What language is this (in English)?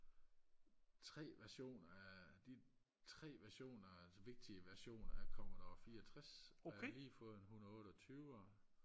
Danish